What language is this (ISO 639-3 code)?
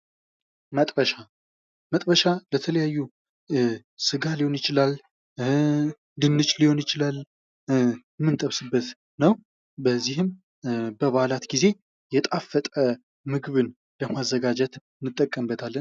amh